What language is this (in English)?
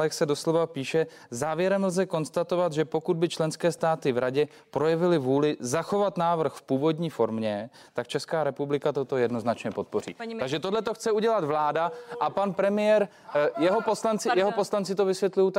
Czech